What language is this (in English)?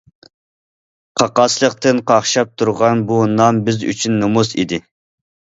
Uyghur